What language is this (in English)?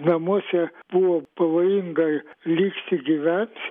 Lithuanian